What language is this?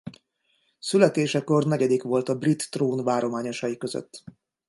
Hungarian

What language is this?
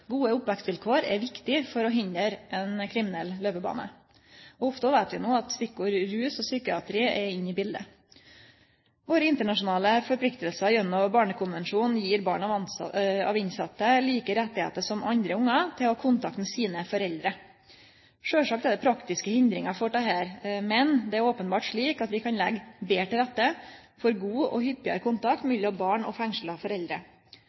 Norwegian Nynorsk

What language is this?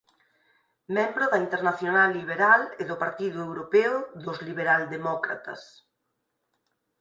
Galician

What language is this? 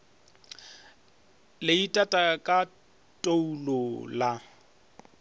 Northern Sotho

